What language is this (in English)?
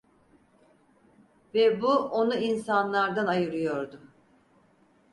Turkish